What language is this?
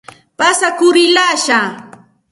Santa Ana de Tusi Pasco Quechua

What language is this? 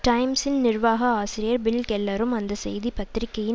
Tamil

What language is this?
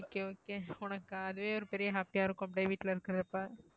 Tamil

